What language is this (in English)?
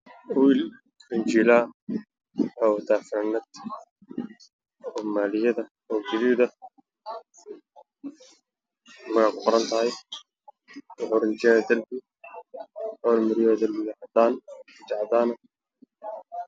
Somali